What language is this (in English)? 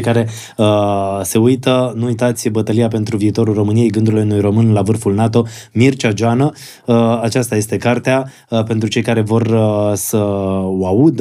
Romanian